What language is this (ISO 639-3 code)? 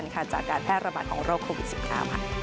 tha